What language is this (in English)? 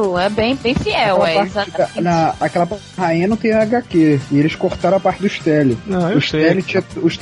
Portuguese